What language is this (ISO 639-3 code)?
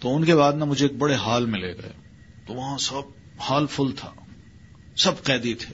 urd